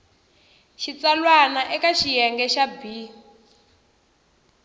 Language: Tsonga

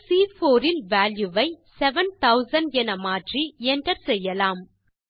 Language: Tamil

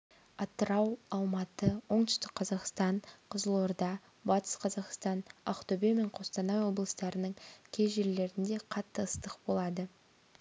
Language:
Kazakh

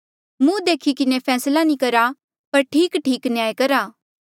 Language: Mandeali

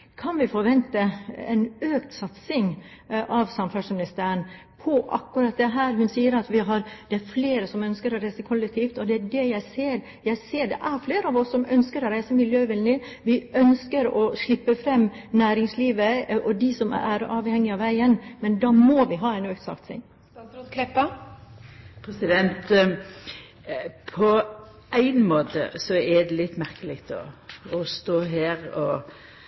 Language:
Norwegian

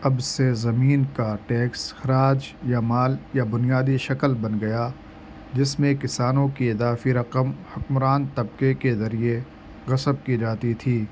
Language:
Urdu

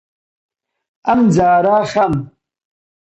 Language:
Central Kurdish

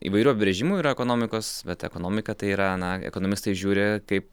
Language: Lithuanian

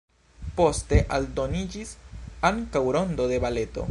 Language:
Esperanto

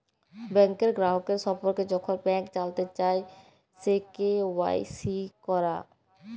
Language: Bangla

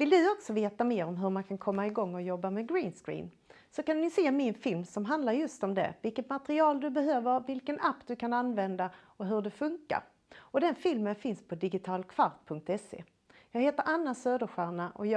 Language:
Swedish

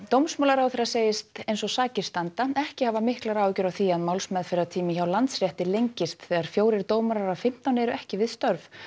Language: Icelandic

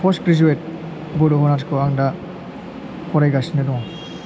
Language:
Bodo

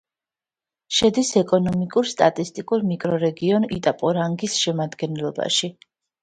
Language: Georgian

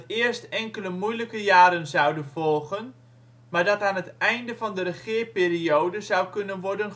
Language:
Dutch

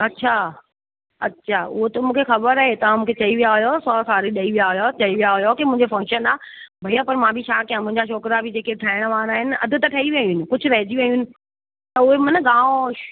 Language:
Sindhi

